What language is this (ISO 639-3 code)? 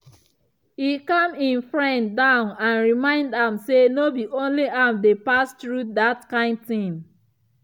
pcm